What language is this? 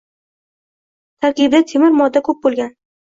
Uzbek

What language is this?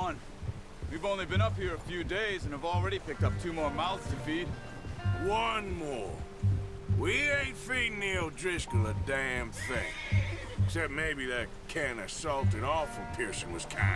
Indonesian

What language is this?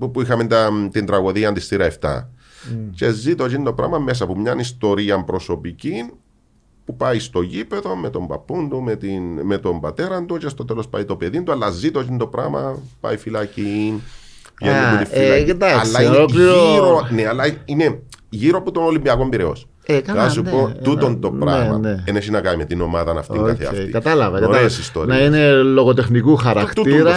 Greek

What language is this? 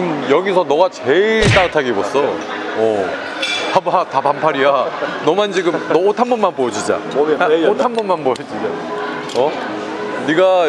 Korean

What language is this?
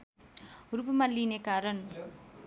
Nepali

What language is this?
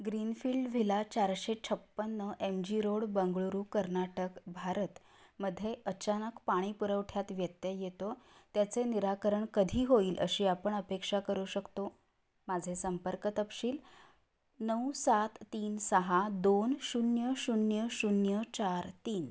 Marathi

